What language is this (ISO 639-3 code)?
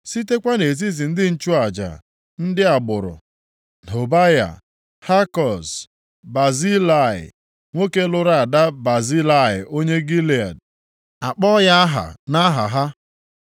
ibo